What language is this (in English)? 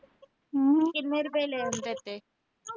Punjabi